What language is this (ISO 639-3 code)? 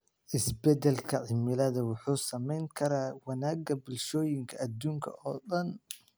som